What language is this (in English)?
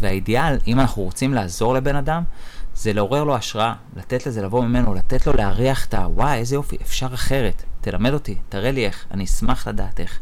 Hebrew